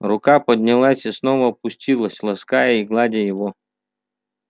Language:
Russian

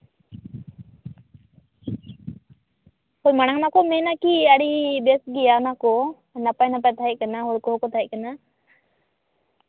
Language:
Santali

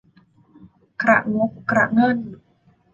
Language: Thai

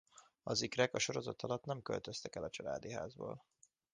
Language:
Hungarian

